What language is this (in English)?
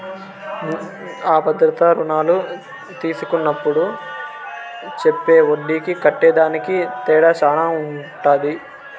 Telugu